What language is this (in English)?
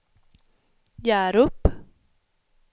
Swedish